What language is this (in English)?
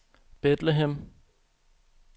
Danish